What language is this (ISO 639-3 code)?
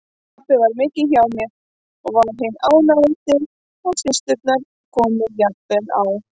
isl